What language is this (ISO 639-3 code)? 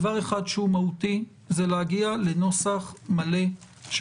heb